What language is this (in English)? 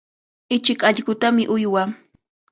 Cajatambo North Lima Quechua